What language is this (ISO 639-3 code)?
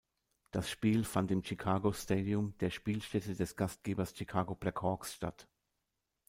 deu